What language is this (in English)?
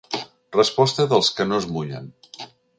Catalan